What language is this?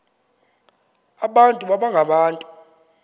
Xhosa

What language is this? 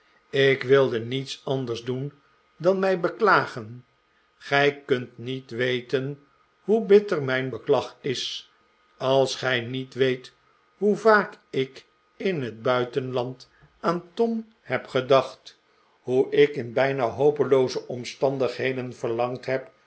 Dutch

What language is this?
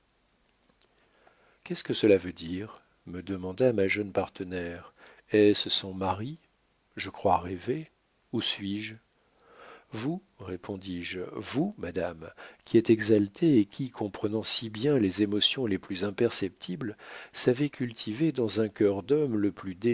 French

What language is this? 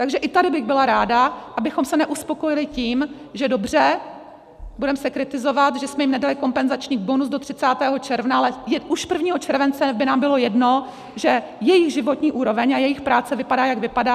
Czech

